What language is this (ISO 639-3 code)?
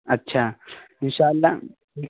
urd